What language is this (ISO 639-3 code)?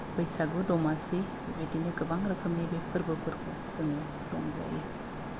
brx